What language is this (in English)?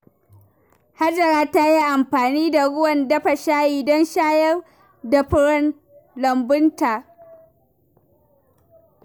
Hausa